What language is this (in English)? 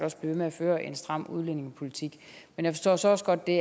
Danish